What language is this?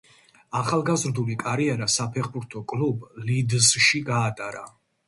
Georgian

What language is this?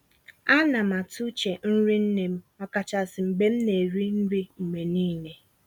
Igbo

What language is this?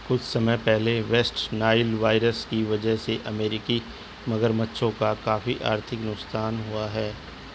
Hindi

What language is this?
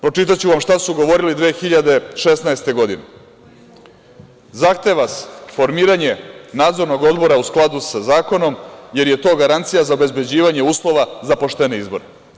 Serbian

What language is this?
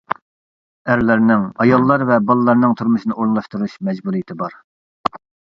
Uyghur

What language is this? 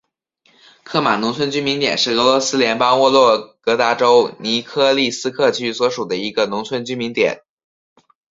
Chinese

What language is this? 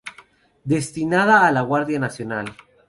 Spanish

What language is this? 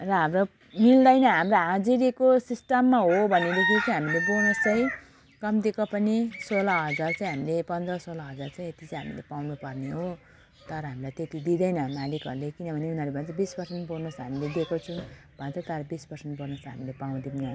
Nepali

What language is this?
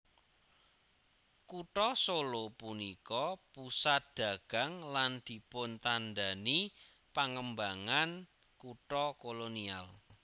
Javanese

